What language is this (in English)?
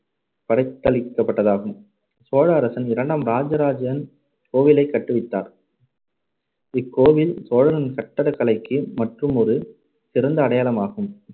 Tamil